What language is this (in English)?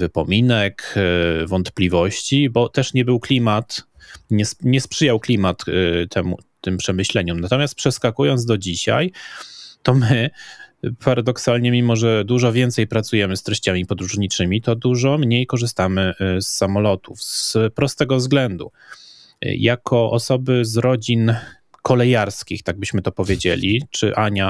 Polish